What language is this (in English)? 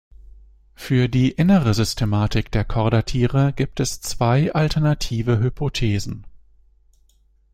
German